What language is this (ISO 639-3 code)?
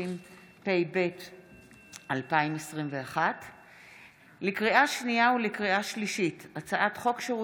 heb